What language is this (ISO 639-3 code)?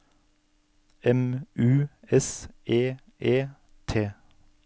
nor